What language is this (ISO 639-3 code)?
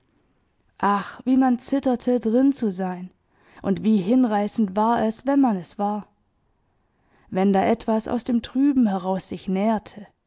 deu